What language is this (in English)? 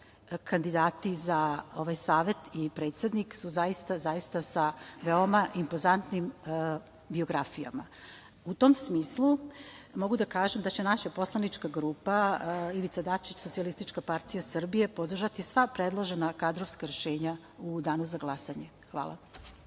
Serbian